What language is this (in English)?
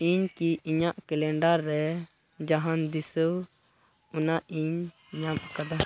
Santali